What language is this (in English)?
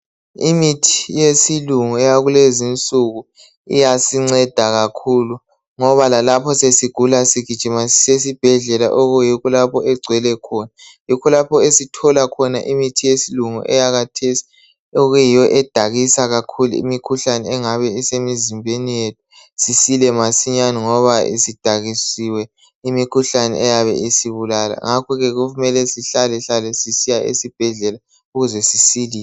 North Ndebele